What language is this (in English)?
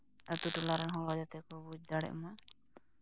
Santali